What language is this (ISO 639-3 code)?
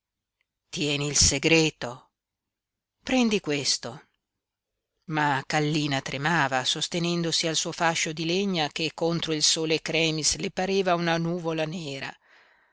ita